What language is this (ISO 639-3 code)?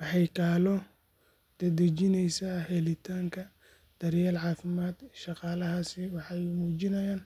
som